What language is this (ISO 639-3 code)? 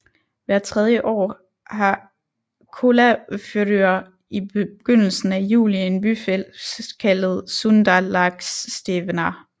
dan